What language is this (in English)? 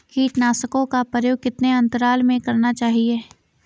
Hindi